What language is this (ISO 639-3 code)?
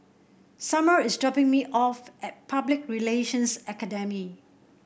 eng